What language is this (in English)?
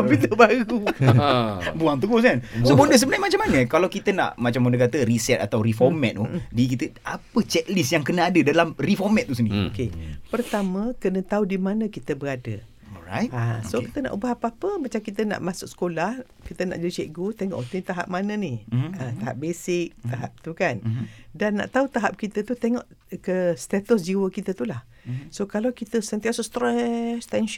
Malay